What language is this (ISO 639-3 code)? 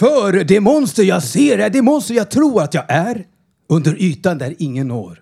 swe